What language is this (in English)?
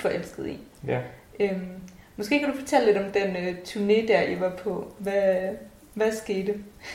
Danish